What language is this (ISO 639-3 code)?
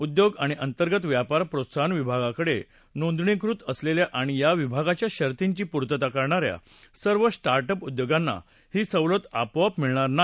mar